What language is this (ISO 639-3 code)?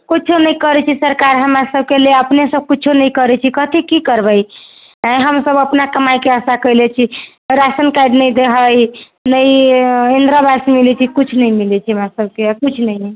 mai